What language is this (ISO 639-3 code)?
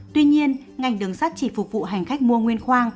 vie